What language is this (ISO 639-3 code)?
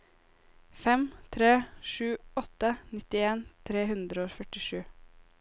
nor